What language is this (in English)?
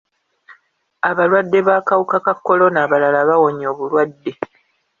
Ganda